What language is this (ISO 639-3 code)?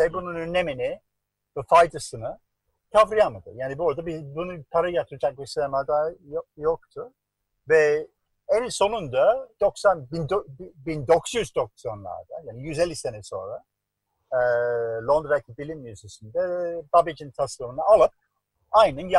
tur